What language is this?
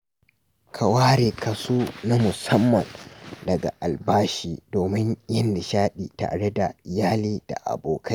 Hausa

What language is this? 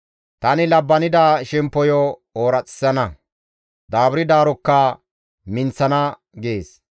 Gamo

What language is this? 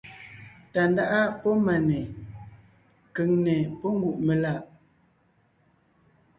Ngiemboon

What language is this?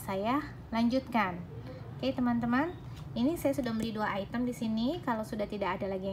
Indonesian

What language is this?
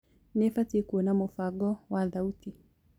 Kikuyu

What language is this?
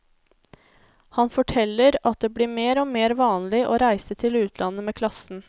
Norwegian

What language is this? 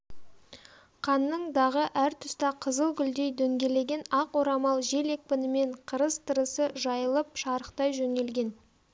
Kazakh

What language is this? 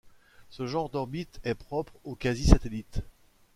French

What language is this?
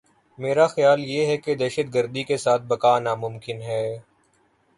Urdu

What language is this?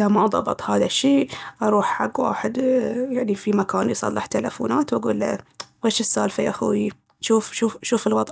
Baharna Arabic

